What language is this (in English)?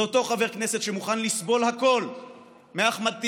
Hebrew